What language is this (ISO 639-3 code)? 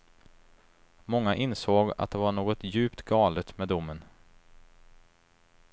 swe